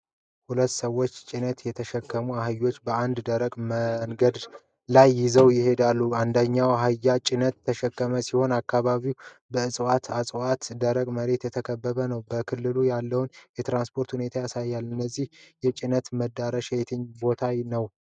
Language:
Amharic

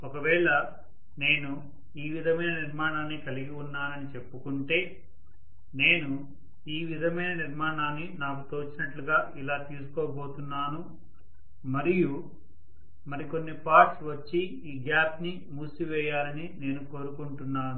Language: Telugu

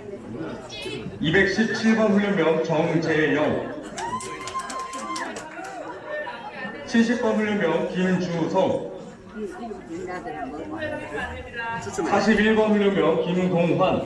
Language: Korean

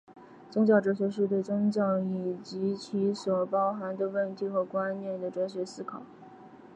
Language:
Chinese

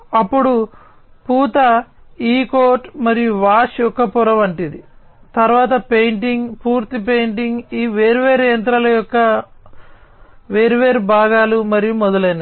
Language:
Telugu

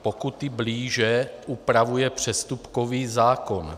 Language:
Czech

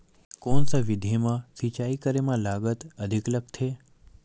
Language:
Chhattisgarhi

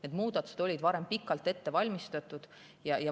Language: Estonian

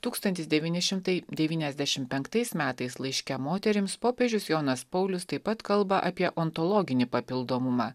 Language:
Lithuanian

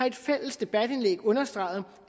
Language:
Danish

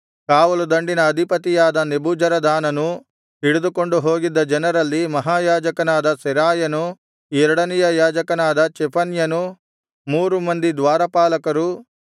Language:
Kannada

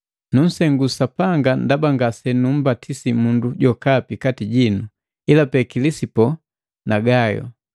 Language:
Matengo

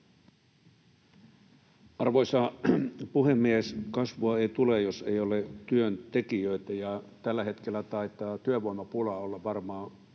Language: Finnish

